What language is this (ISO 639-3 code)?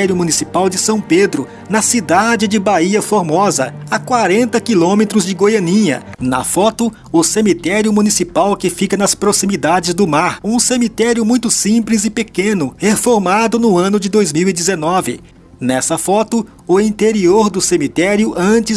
por